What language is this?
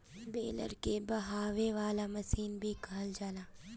Bhojpuri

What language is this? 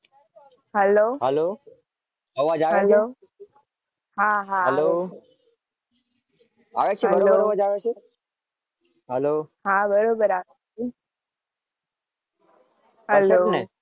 Gujarati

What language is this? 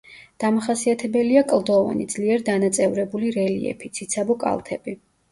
Georgian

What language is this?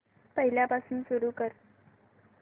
Marathi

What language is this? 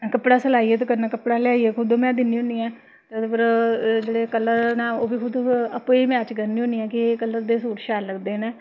Dogri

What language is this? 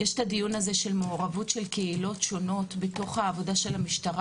Hebrew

